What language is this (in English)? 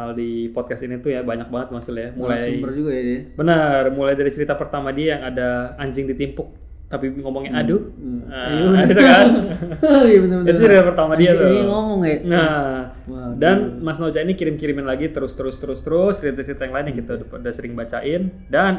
Indonesian